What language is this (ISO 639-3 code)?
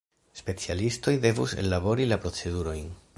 epo